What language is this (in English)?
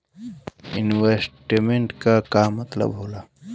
Bhojpuri